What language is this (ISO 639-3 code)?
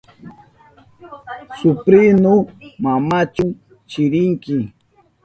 qup